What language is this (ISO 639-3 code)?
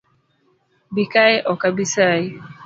luo